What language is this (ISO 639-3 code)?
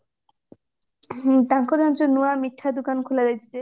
ori